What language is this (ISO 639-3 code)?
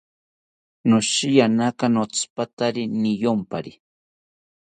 cpy